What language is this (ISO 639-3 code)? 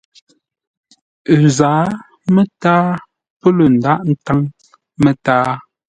nla